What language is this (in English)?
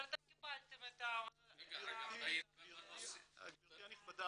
Hebrew